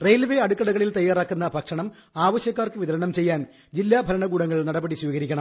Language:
Malayalam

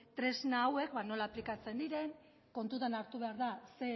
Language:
Basque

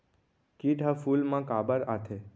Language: Chhattisgarhi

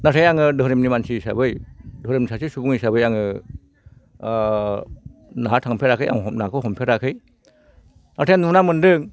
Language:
Bodo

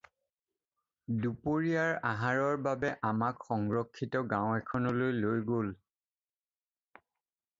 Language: Assamese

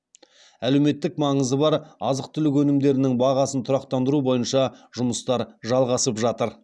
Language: Kazakh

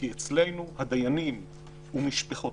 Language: Hebrew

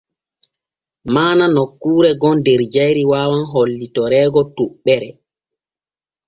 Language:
Borgu Fulfulde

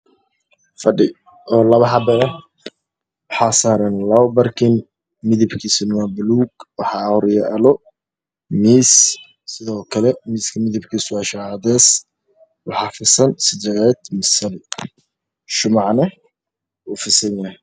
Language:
Somali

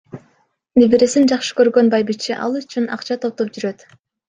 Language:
Kyrgyz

